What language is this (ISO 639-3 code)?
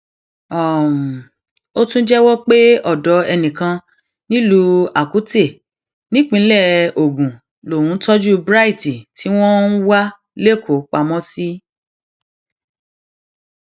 yor